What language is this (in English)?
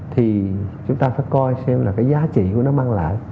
Vietnamese